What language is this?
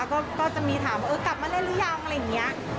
Thai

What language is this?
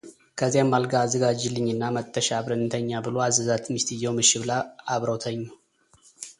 Amharic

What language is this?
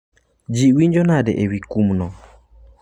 Luo (Kenya and Tanzania)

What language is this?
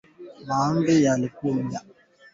Swahili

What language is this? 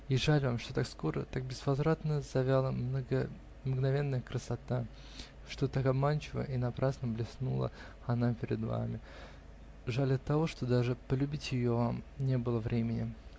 Russian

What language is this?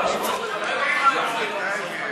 Hebrew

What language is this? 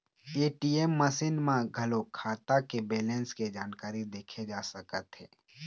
Chhattisgarhi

